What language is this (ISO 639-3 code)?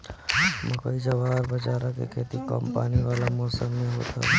bho